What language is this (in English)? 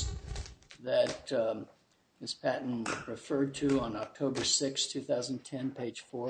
English